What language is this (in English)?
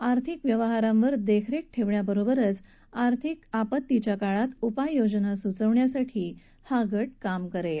Marathi